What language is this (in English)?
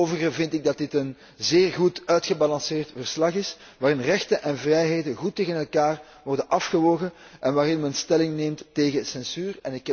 Dutch